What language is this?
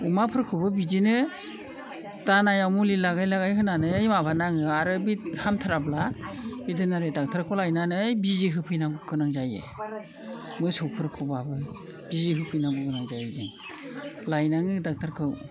Bodo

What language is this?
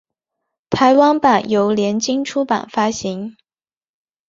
Chinese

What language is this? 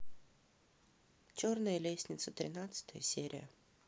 Russian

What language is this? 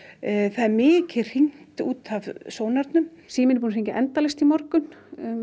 Icelandic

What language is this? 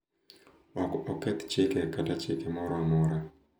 Luo (Kenya and Tanzania)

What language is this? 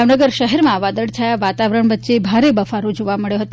Gujarati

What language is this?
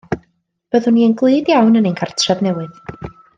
Welsh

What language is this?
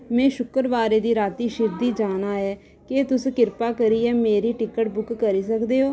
Dogri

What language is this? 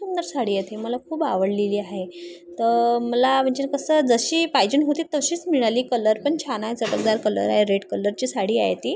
Marathi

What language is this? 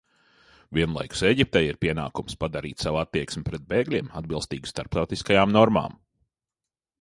Latvian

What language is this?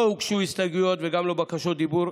Hebrew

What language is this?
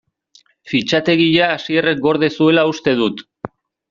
Basque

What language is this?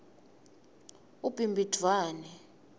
Swati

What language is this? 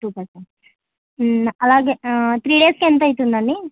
Telugu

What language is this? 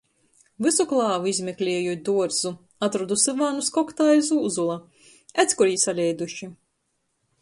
Latgalian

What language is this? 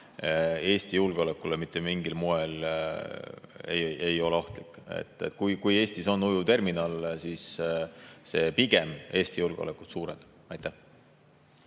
Estonian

